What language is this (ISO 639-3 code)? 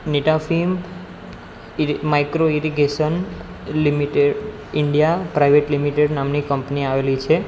guj